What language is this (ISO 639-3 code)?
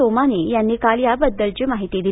mar